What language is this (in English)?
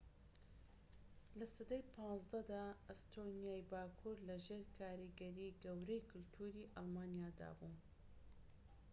Central Kurdish